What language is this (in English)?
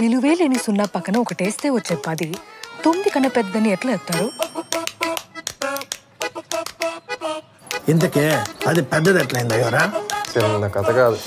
Telugu